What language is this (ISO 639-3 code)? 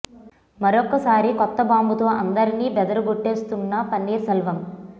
tel